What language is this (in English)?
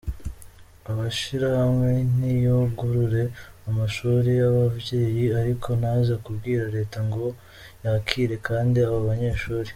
Kinyarwanda